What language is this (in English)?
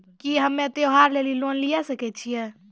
Maithili